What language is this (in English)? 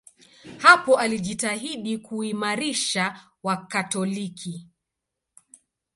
Swahili